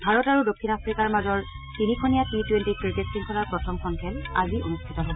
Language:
Assamese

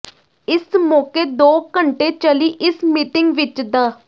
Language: Punjabi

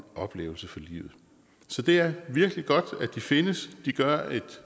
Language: Danish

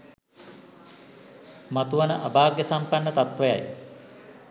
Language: Sinhala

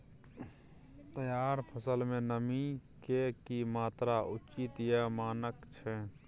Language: Maithili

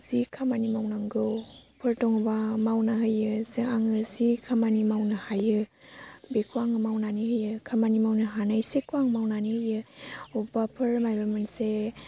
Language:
Bodo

